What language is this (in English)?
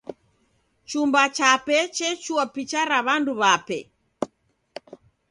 Taita